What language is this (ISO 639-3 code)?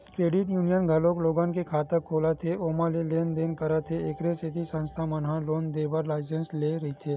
hne